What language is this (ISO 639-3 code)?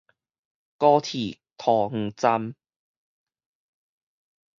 nan